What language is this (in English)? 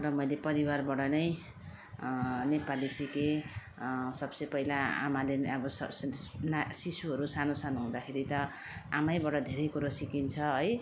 Nepali